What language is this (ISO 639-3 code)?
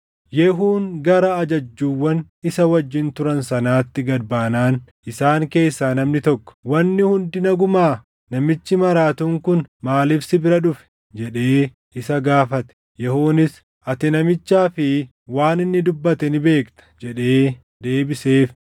orm